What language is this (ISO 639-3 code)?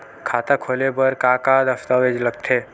hne